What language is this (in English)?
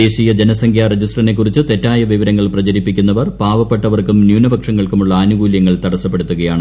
Malayalam